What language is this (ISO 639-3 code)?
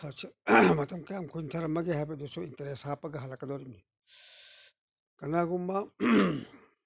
mni